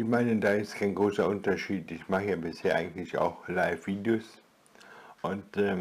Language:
German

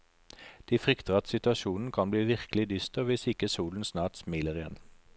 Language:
Norwegian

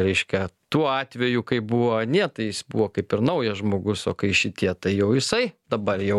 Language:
Lithuanian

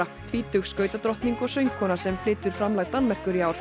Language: Icelandic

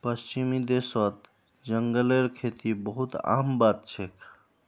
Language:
Magahi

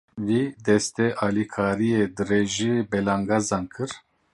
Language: Kurdish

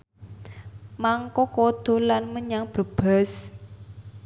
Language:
Javanese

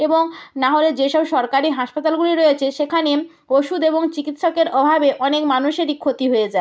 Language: Bangla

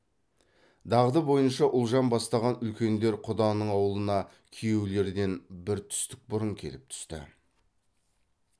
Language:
Kazakh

